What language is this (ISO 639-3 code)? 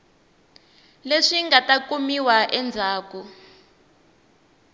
tso